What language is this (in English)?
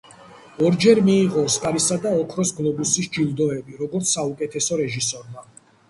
Georgian